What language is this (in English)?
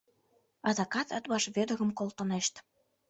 Mari